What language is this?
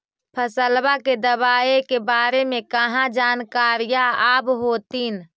Magahi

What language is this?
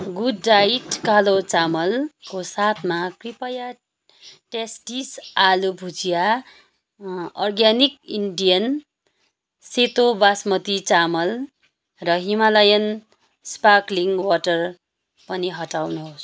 Nepali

